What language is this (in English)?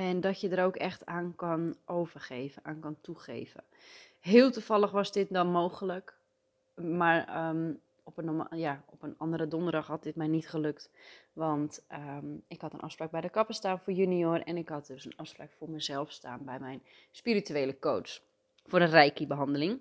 Dutch